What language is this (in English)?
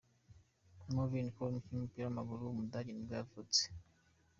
Kinyarwanda